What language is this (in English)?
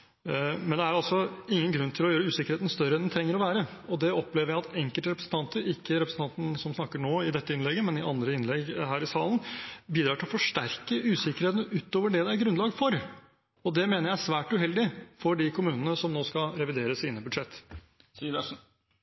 Norwegian Bokmål